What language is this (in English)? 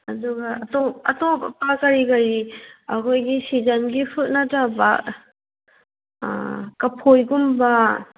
Manipuri